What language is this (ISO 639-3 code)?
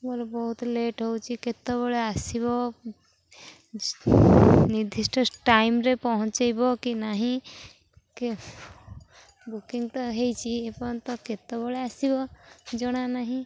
ori